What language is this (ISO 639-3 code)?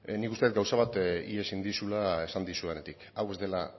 eus